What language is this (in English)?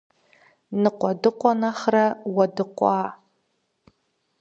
Kabardian